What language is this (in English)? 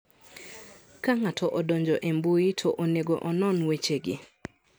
Luo (Kenya and Tanzania)